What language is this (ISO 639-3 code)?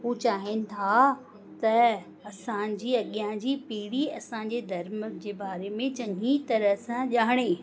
snd